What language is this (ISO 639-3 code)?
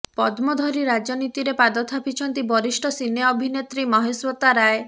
ori